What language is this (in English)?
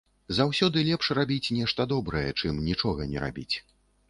Belarusian